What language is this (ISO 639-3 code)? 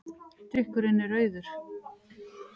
isl